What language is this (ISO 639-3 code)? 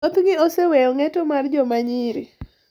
luo